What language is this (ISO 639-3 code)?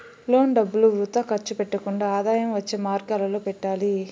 tel